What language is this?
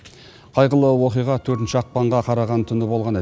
Kazakh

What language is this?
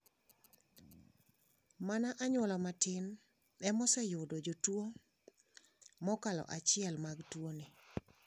Luo (Kenya and Tanzania)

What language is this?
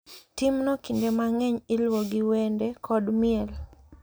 Luo (Kenya and Tanzania)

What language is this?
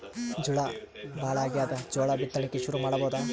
Kannada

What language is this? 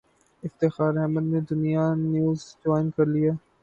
Urdu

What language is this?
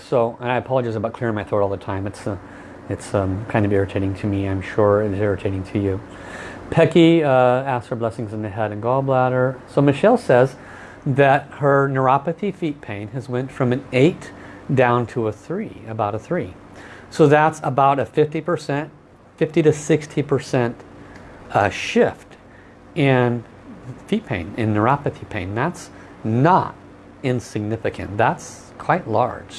English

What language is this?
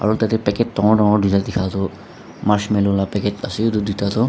Naga Pidgin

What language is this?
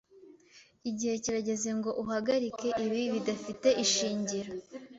Kinyarwanda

